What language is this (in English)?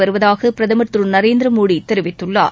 Tamil